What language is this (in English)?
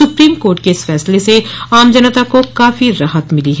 Hindi